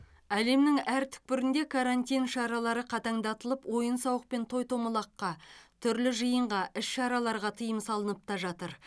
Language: Kazakh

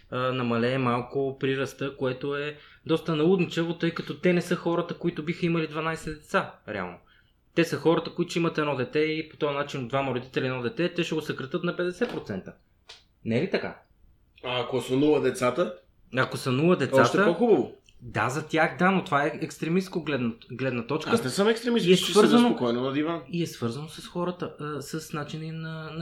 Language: Bulgarian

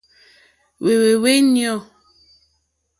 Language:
Mokpwe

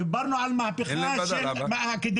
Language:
Hebrew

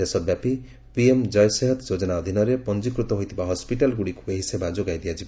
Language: Odia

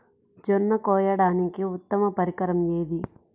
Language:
Telugu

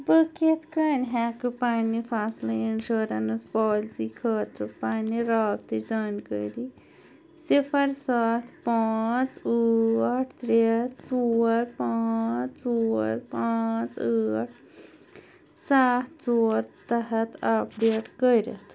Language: Kashmiri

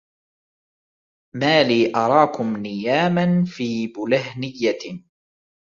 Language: Arabic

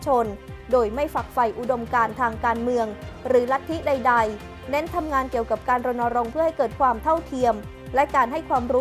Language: Thai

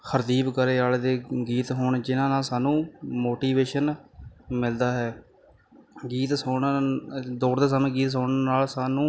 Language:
Punjabi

